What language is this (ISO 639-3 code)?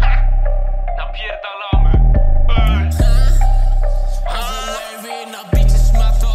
pol